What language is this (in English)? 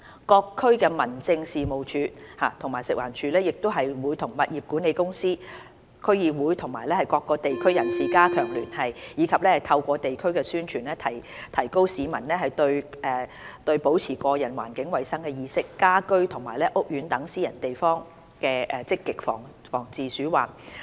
Cantonese